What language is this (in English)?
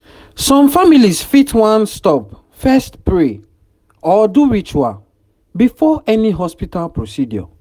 Nigerian Pidgin